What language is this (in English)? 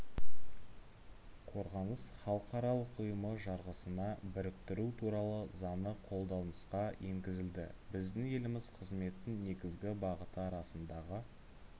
Kazakh